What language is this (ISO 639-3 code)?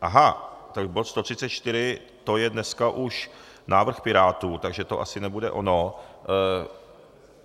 ces